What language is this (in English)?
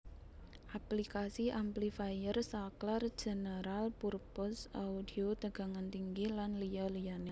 Javanese